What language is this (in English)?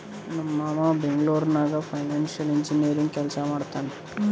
Kannada